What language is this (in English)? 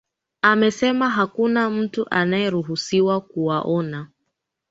Swahili